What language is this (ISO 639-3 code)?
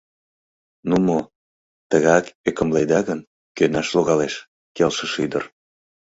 chm